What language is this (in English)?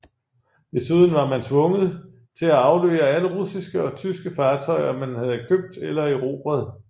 Danish